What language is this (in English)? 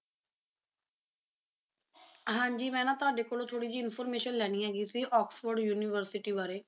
Punjabi